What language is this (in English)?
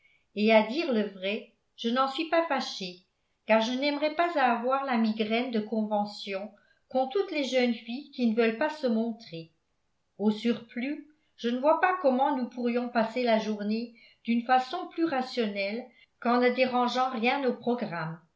French